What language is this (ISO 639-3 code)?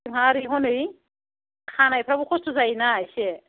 brx